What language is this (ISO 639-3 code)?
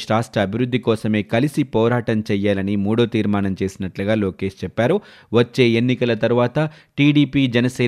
tel